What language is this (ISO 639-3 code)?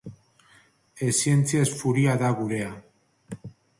eus